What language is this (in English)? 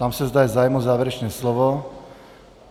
Czech